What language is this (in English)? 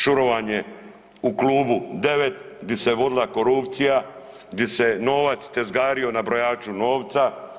Croatian